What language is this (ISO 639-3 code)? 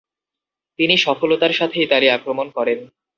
ben